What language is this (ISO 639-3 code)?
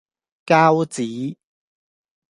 yue